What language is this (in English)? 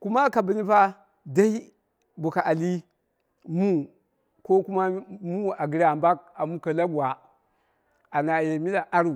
Dera (Nigeria)